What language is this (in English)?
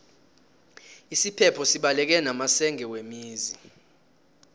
South Ndebele